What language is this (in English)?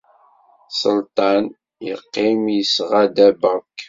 Kabyle